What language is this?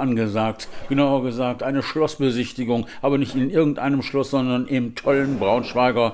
German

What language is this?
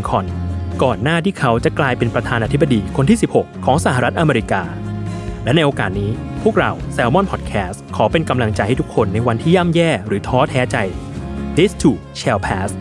Thai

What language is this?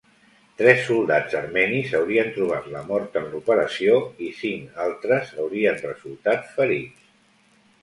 Catalan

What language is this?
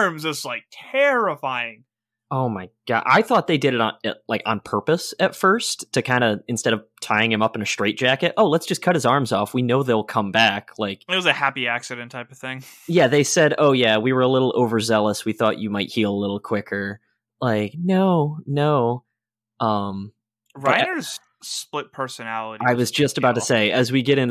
English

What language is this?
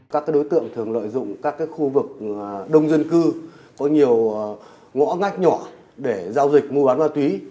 Vietnamese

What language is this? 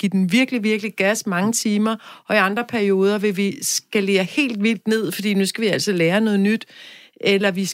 Danish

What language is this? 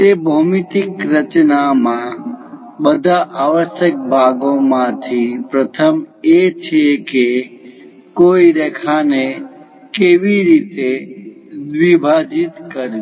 Gujarati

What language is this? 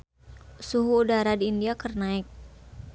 Sundanese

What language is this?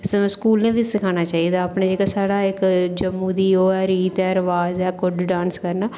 Dogri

